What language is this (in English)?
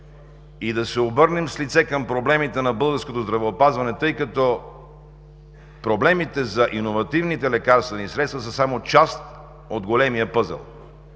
Bulgarian